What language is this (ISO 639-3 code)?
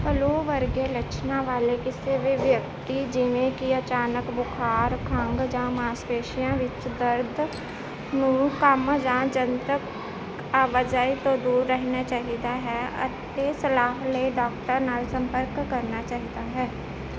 pan